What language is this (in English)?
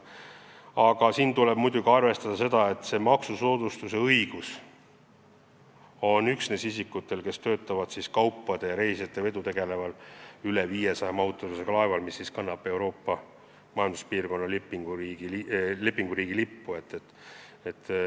Estonian